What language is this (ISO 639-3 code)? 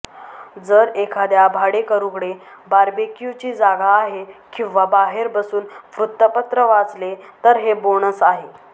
mar